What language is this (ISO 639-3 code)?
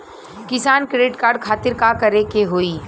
bho